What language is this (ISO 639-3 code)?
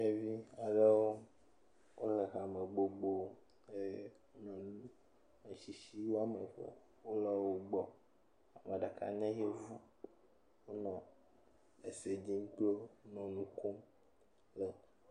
ewe